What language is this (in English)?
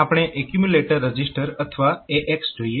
Gujarati